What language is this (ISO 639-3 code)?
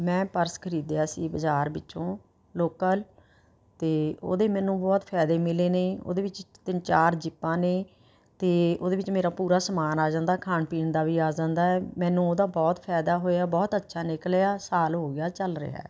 pan